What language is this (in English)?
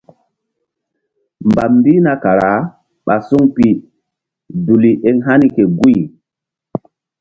Mbum